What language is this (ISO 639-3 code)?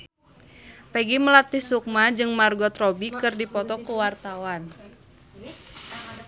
sun